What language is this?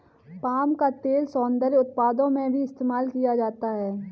Hindi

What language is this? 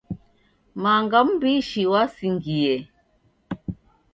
Taita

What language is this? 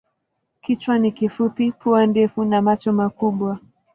Swahili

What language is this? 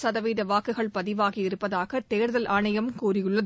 Tamil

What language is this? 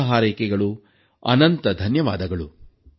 Kannada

